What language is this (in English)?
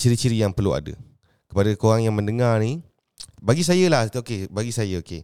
Malay